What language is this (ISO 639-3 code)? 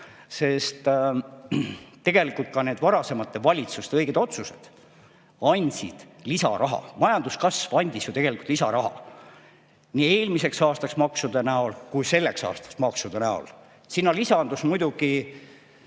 est